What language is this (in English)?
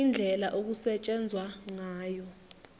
Zulu